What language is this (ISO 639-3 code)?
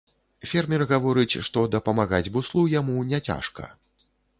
bel